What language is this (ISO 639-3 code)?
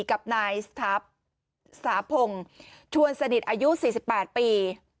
tha